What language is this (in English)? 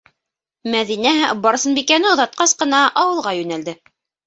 Bashkir